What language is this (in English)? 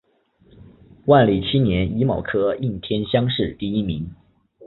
Chinese